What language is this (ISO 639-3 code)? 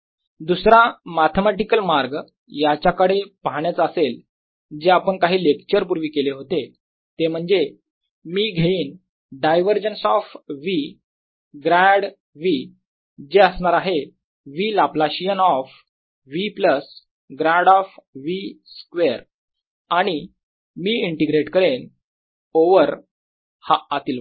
mar